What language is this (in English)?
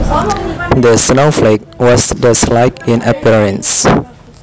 Javanese